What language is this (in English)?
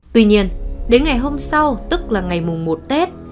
Vietnamese